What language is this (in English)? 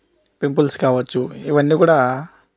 Telugu